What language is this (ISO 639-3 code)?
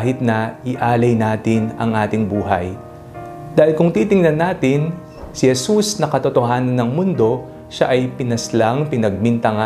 fil